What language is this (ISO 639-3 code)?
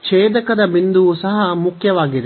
kan